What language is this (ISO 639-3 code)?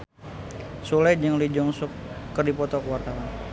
sun